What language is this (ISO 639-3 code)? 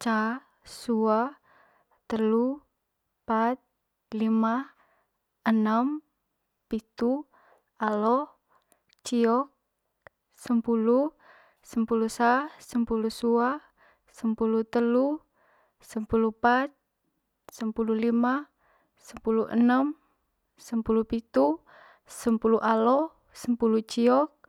mqy